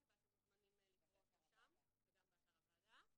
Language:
Hebrew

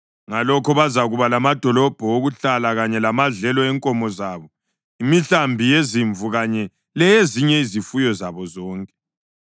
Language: North Ndebele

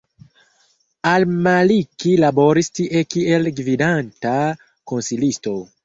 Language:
Esperanto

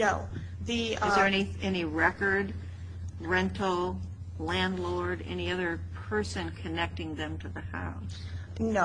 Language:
English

